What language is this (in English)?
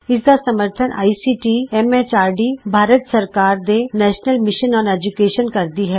Punjabi